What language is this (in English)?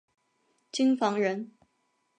Chinese